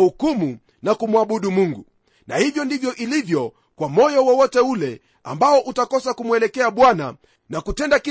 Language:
Swahili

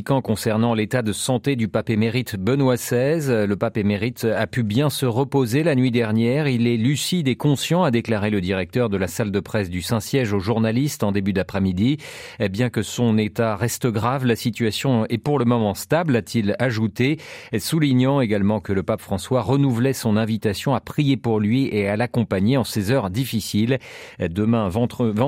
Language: French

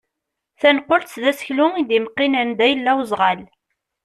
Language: Kabyle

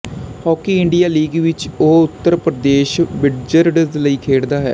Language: Punjabi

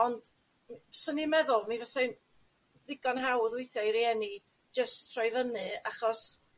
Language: Welsh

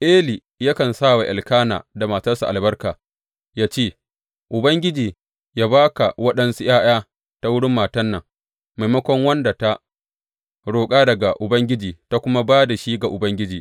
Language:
Hausa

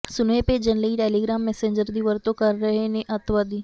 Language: Punjabi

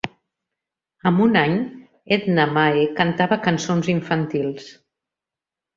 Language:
Catalan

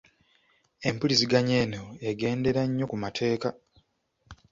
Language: Ganda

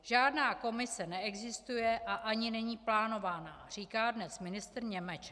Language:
Czech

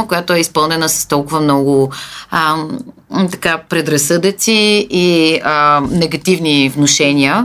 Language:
Bulgarian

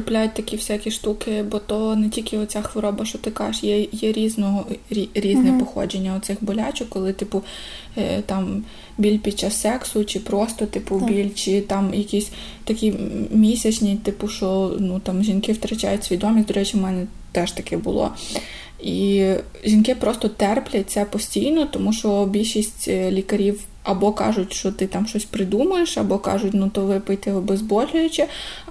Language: Ukrainian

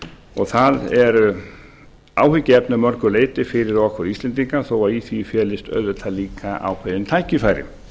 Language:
Icelandic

